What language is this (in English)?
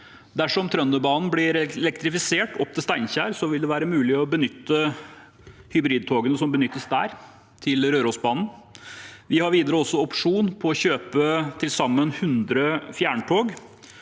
Norwegian